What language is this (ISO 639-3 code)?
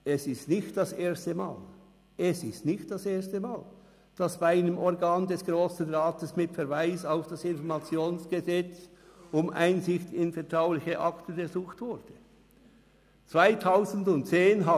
gsw